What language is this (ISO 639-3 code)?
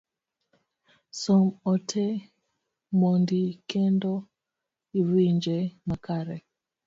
luo